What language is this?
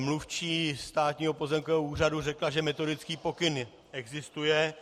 Czech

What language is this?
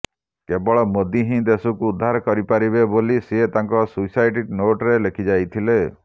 Odia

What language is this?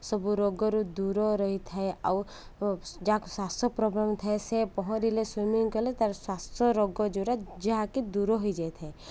Odia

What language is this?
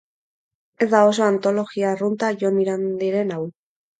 Basque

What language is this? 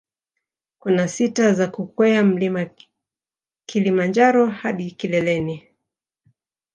Swahili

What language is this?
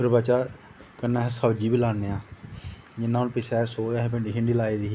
Dogri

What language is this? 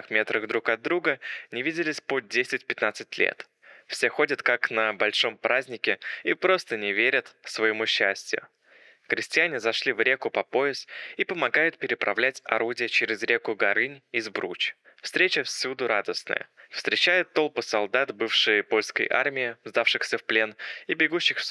Russian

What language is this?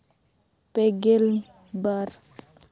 Santali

